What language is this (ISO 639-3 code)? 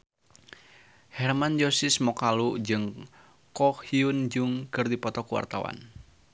sun